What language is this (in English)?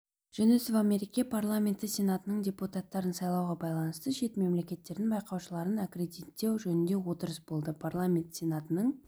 Kazakh